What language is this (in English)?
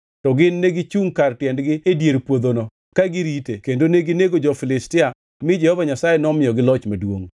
Luo (Kenya and Tanzania)